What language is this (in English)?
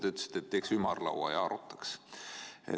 Estonian